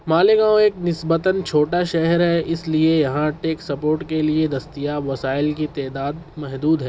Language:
Urdu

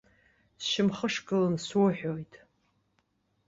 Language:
Abkhazian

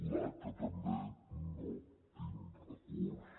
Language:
Catalan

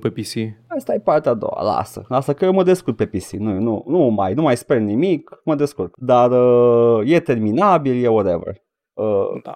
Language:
Romanian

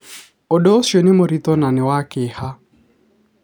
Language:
Kikuyu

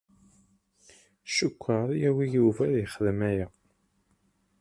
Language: Kabyle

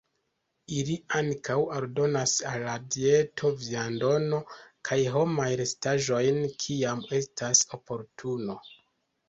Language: Esperanto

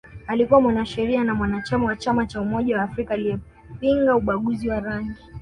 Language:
Swahili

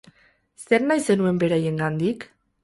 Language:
Basque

